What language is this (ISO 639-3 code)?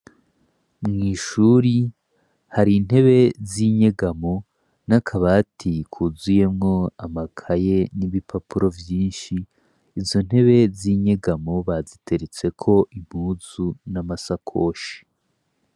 run